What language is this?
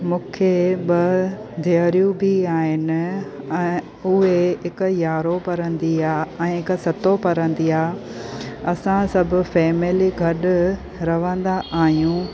Sindhi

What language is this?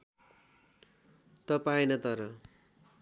Nepali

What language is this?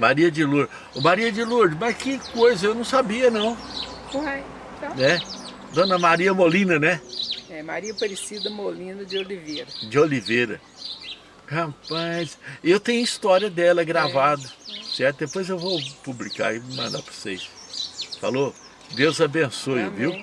Portuguese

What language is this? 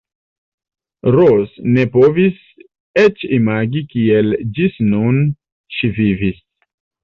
Esperanto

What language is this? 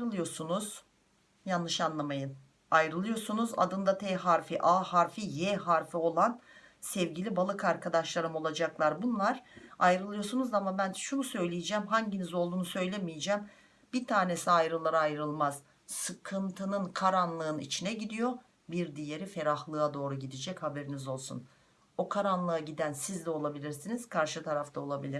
Turkish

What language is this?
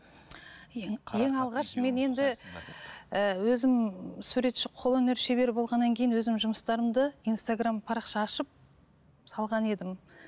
Kazakh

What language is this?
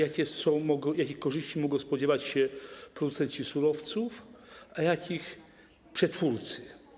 Polish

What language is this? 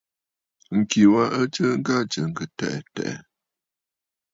Bafut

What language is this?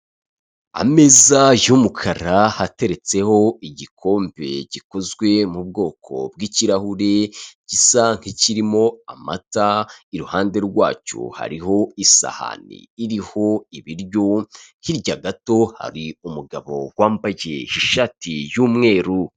Kinyarwanda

